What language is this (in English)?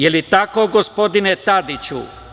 Serbian